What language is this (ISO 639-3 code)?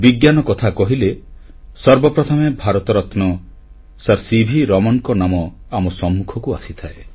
ori